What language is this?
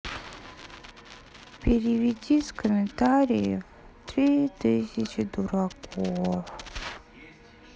Russian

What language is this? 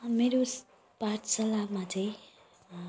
Nepali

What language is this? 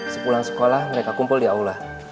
Indonesian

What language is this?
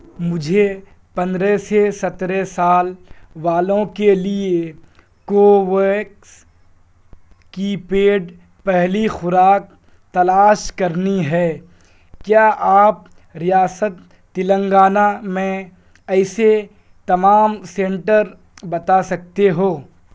Urdu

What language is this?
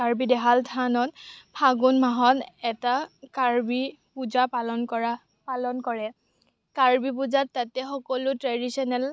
Assamese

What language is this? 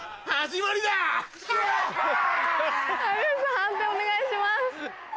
Japanese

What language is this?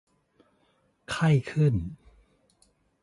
Thai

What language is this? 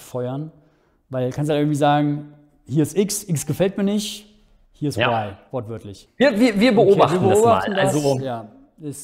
German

